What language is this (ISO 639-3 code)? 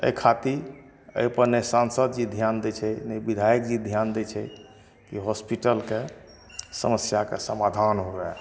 mai